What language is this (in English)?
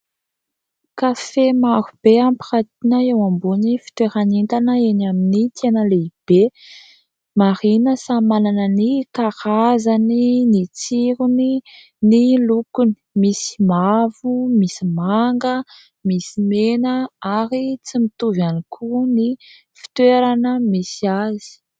Malagasy